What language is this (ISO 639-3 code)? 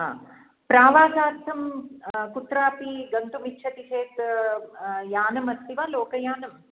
san